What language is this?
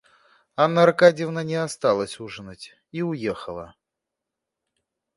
Russian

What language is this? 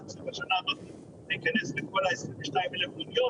Hebrew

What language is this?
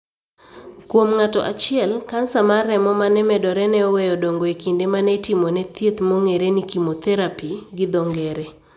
Luo (Kenya and Tanzania)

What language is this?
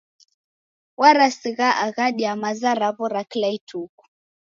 Taita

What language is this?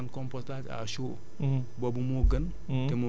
Wolof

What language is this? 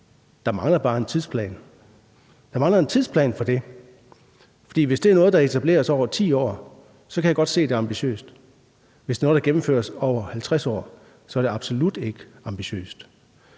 Danish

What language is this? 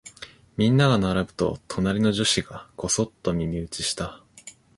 Japanese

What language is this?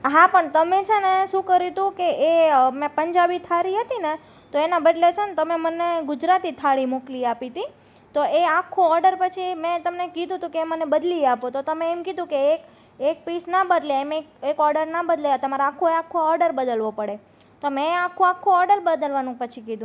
Gujarati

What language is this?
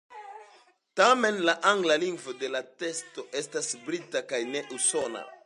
Esperanto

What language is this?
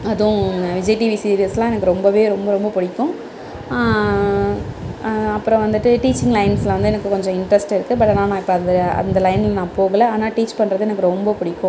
Tamil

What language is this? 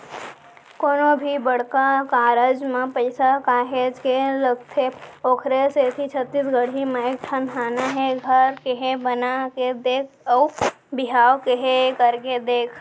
Chhattisgarhi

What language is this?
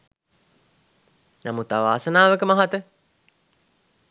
Sinhala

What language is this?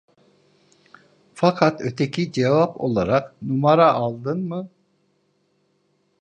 Turkish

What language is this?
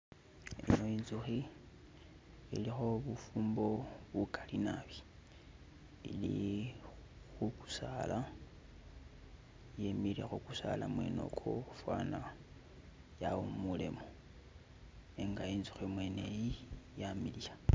Masaaba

